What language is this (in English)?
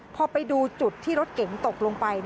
Thai